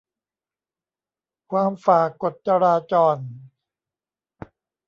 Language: Thai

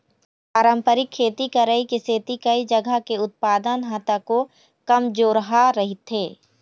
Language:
Chhattisgarhi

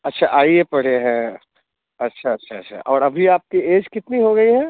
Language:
Hindi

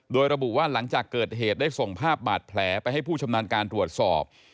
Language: Thai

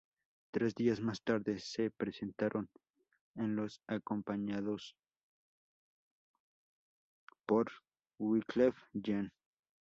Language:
Spanish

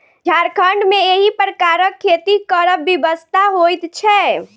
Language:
Maithili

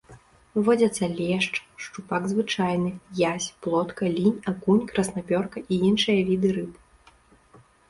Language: Belarusian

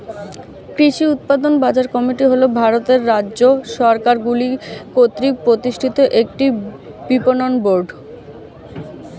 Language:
Bangla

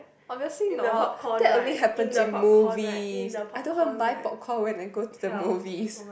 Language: English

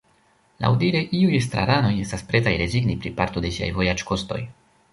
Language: Esperanto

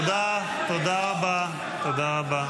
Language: Hebrew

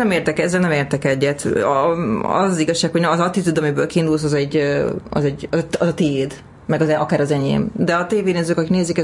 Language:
Hungarian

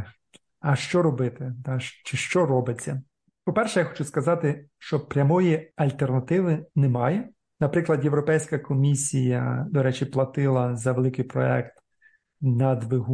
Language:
Ukrainian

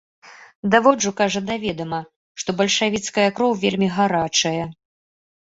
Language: Belarusian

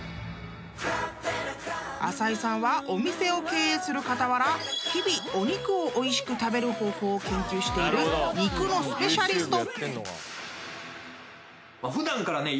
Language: Japanese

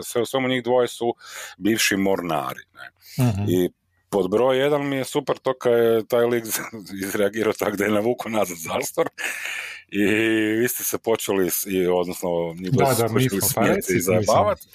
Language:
Croatian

